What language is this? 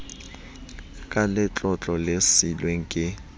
Southern Sotho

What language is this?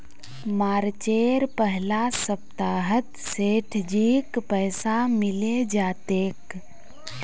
Magahi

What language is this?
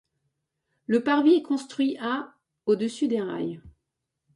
French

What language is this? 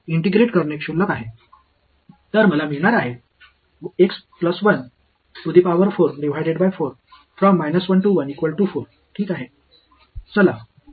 Marathi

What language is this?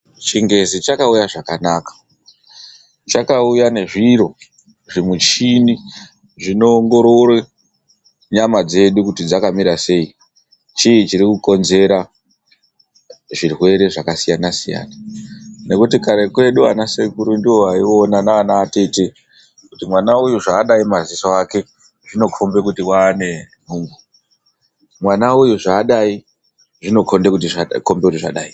Ndau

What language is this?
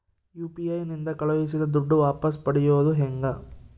Kannada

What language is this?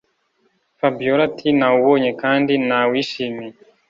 Kinyarwanda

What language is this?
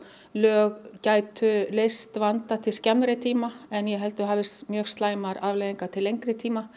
Icelandic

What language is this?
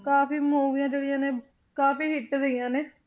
Punjabi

